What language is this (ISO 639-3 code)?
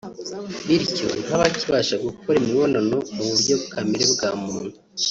kin